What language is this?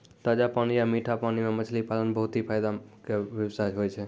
Maithili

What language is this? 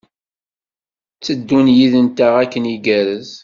Kabyle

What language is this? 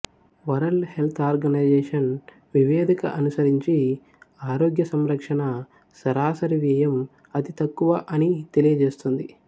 Telugu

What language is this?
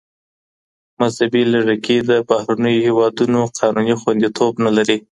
Pashto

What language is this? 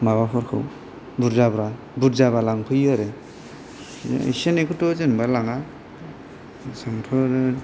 Bodo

